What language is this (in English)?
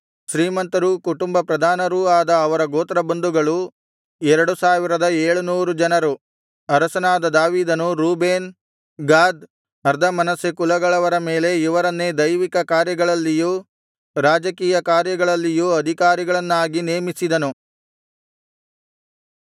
Kannada